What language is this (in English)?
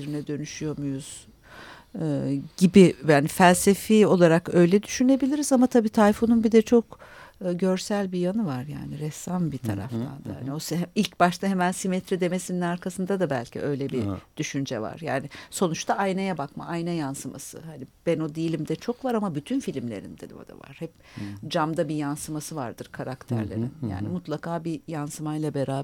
Turkish